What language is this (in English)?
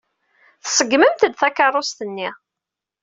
Kabyle